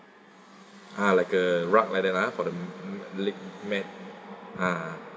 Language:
English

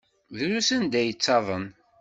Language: Kabyle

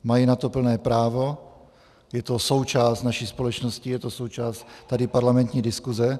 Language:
Czech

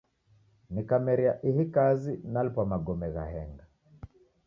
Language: Taita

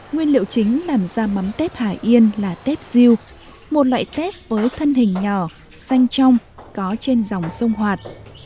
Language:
Vietnamese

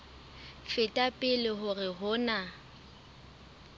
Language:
Southern Sotho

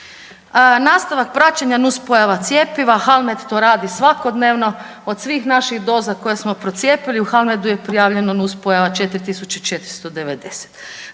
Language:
Croatian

